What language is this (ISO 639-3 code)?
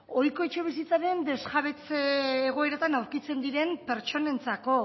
eus